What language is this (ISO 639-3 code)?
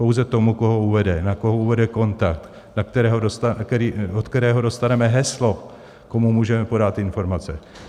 ces